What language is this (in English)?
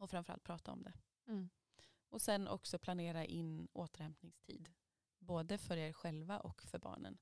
Swedish